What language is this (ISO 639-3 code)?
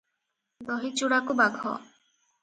ori